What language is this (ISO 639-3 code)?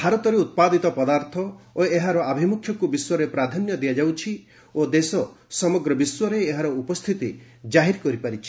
ori